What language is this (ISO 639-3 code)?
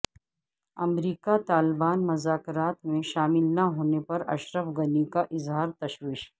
urd